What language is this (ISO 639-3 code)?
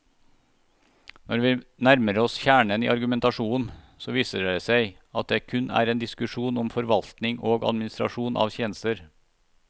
nor